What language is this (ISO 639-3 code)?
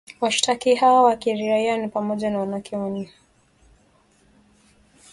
swa